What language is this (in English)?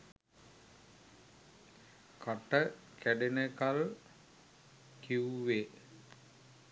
Sinhala